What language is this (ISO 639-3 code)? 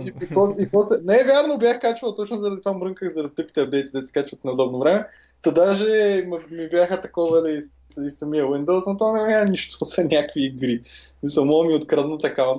bul